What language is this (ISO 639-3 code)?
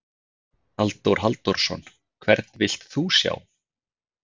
isl